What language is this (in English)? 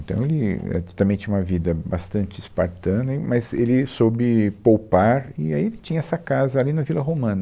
Portuguese